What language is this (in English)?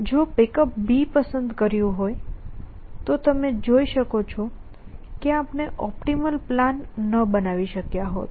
Gujarati